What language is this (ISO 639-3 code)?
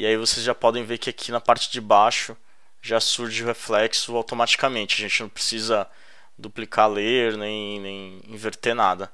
por